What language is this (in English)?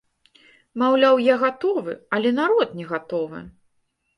Belarusian